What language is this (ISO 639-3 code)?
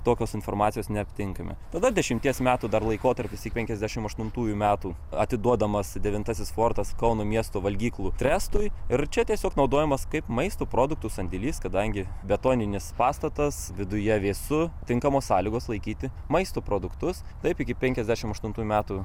lit